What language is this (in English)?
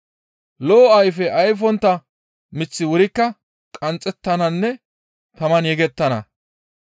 Gamo